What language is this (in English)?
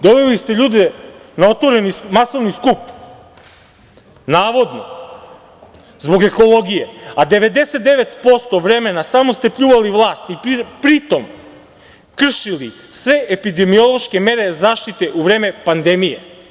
Serbian